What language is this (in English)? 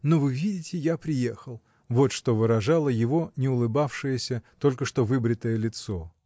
Russian